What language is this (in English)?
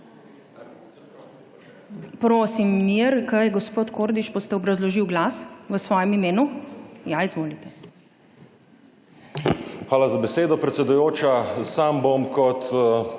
Slovenian